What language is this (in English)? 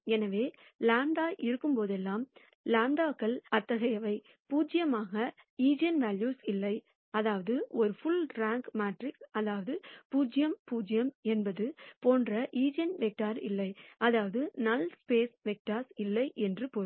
Tamil